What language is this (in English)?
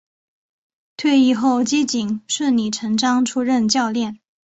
Chinese